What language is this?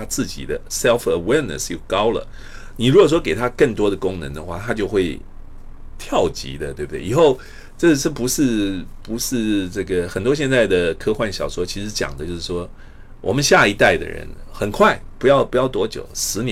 Chinese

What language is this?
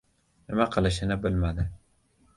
Uzbek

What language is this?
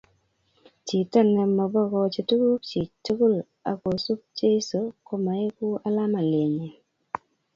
Kalenjin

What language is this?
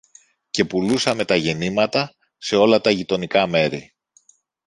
Greek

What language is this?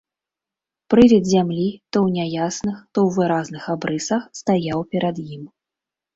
Belarusian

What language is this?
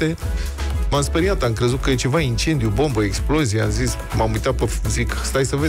Romanian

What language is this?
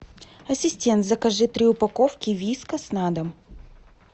Russian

